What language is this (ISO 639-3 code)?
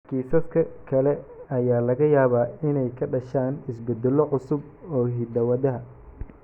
som